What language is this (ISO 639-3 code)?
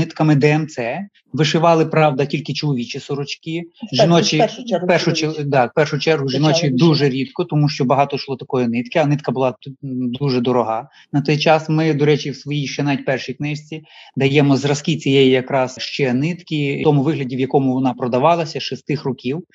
ukr